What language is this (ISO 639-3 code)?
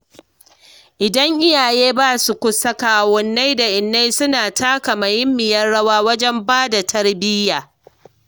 hau